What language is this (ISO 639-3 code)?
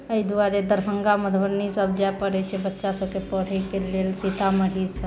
mai